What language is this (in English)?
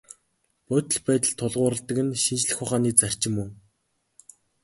Mongolian